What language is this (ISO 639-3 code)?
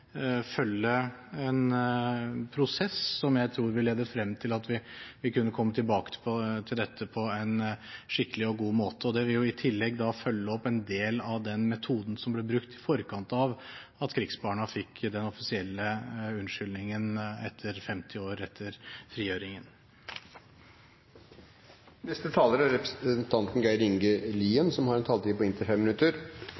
nor